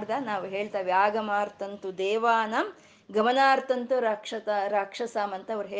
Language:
Kannada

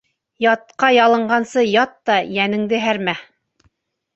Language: Bashkir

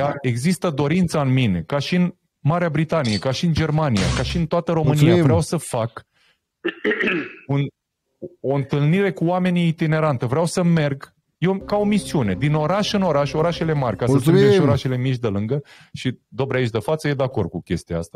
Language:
Romanian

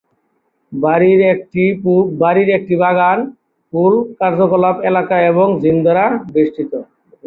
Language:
Bangla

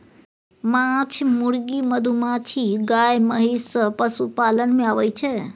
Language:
Maithili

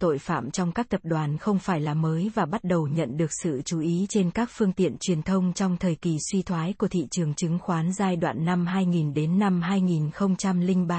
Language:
Vietnamese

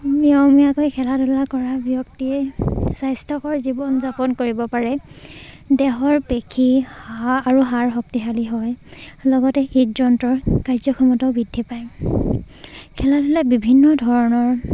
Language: Assamese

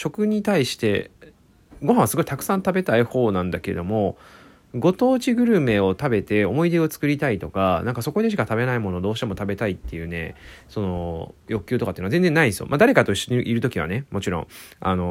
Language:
Japanese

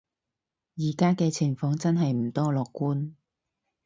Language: Cantonese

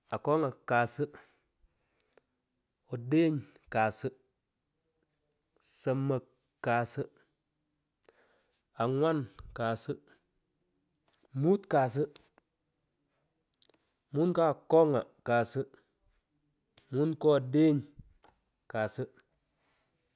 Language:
Pökoot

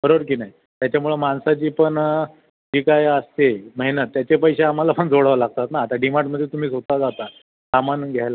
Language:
Marathi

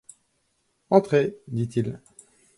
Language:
French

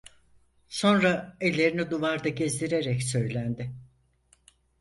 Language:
Turkish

